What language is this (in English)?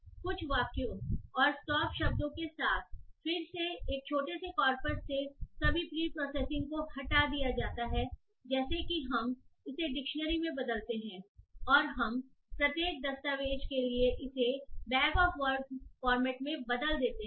Hindi